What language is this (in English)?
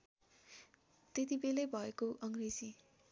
Nepali